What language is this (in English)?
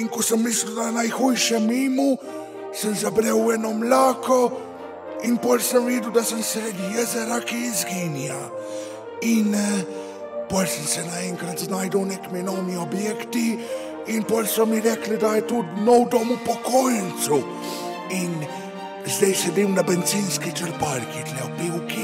Romanian